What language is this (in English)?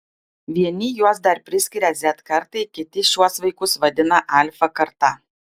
Lithuanian